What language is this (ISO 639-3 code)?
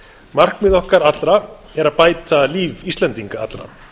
isl